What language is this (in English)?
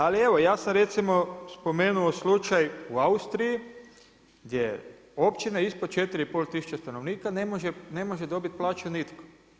Croatian